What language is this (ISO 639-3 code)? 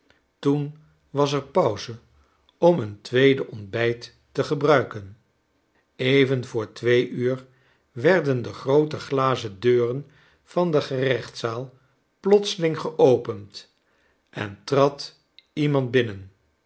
nld